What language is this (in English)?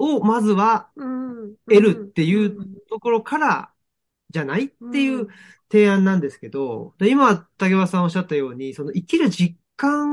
Japanese